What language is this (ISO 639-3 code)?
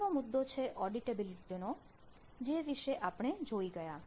guj